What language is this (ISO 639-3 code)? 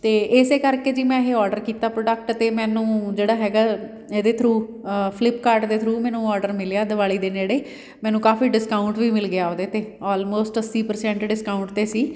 pan